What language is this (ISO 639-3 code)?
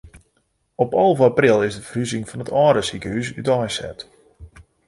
fry